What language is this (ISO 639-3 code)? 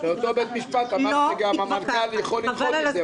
heb